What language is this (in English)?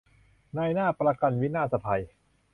Thai